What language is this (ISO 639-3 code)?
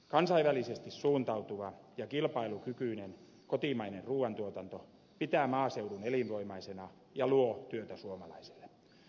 fin